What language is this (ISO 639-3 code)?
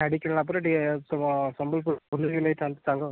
ori